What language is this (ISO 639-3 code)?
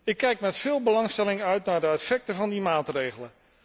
nld